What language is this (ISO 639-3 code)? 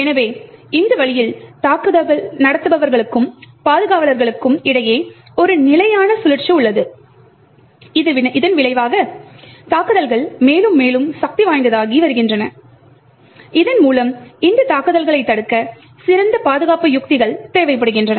tam